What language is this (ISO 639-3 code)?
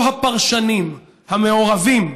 heb